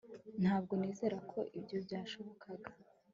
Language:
Kinyarwanda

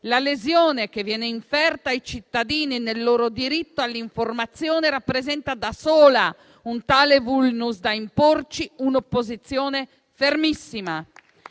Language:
Italian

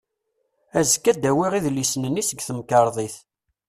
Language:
Kabyle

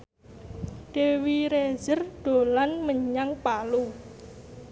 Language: Javanese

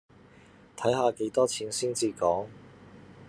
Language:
Cantonese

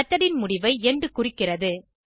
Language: Tamil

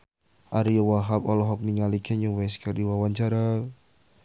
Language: Sundanese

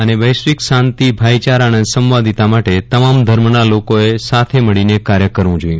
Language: Gujarati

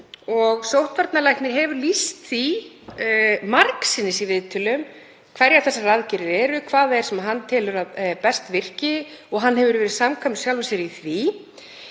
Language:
Icelandic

